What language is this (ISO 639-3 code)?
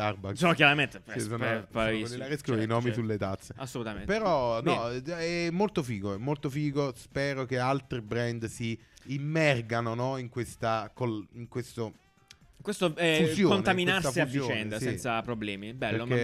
ita